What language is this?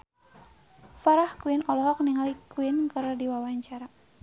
Sundanese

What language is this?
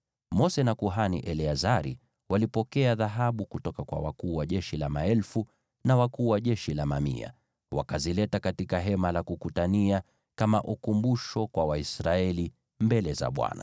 Swahili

